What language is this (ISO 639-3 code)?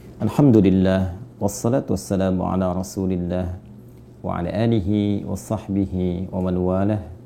ind